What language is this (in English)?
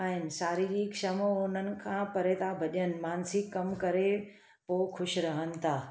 Sindhi